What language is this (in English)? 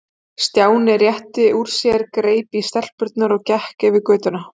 Icelandic